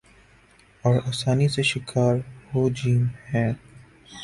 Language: Urdu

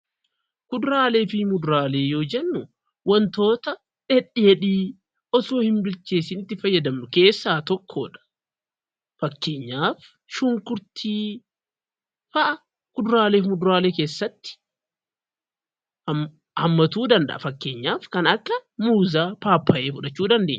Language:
Oromo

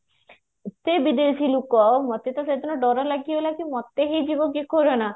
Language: Odia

